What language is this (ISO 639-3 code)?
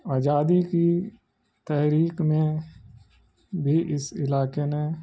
urd